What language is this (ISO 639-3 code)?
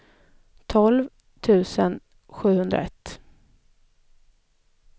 swe